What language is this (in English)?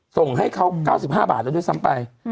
Thai